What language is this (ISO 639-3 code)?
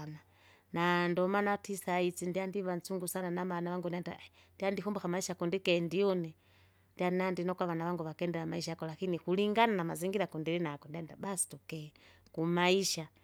zga